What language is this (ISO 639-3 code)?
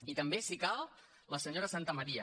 cat